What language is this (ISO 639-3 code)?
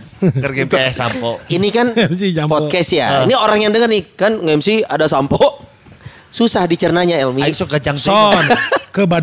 ind